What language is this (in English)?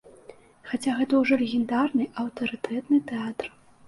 Belarusian